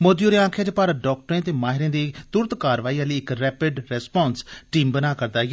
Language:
Dogri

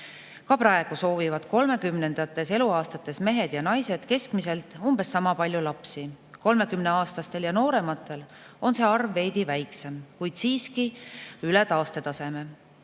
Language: Estonian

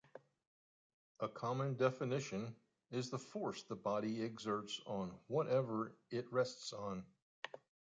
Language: English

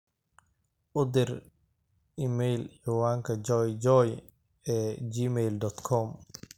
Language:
Somali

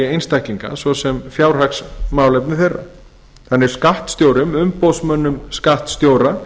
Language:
Icelandic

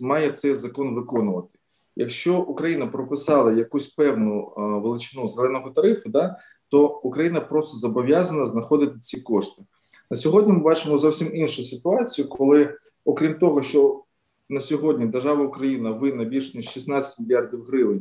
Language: Ukrainian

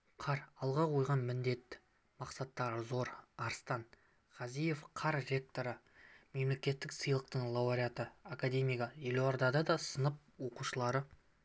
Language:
Kazakh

